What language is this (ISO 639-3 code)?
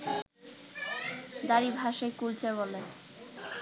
ben